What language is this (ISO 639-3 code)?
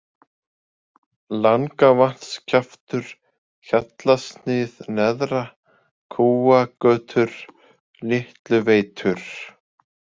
isl